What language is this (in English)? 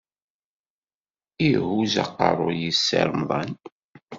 Kabyle